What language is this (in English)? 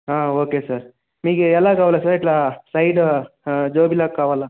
Telugu